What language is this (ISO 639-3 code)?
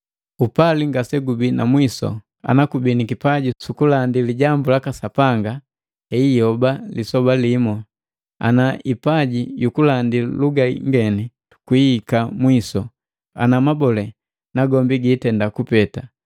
mgv